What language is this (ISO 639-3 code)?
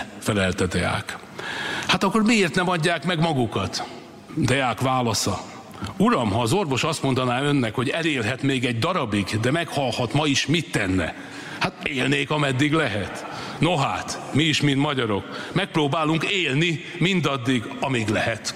hun